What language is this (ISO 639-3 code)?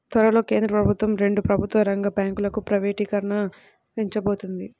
tel